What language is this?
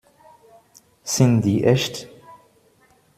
German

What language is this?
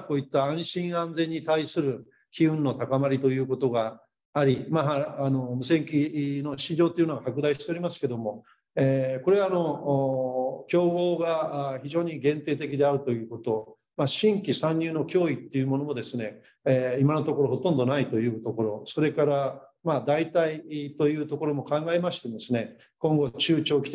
Japanese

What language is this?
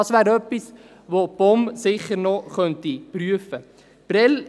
Swiss German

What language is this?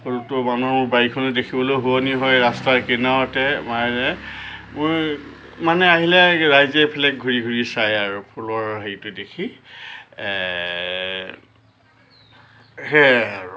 Assamese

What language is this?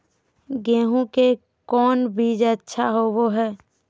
Magahi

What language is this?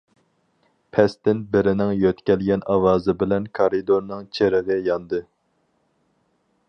Uyghur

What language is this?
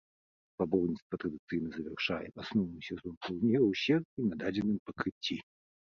Belarusian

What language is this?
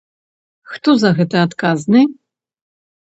Belarusian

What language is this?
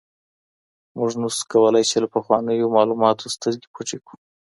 Pashto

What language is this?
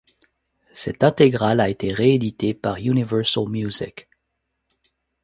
French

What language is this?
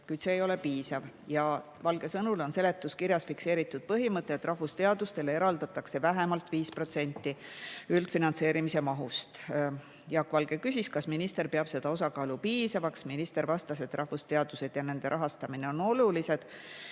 Estonian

